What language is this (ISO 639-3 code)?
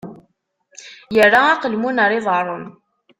kab